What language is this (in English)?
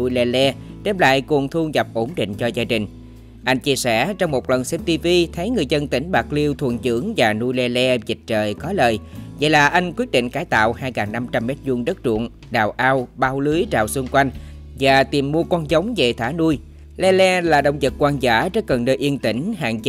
Vietnamese